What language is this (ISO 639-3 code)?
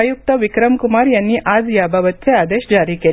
mar